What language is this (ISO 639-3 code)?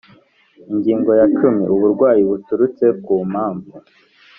kin